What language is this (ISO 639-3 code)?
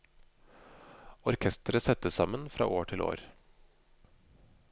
nor